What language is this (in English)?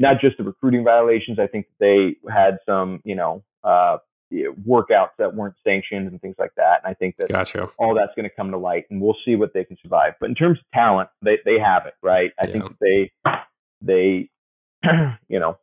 English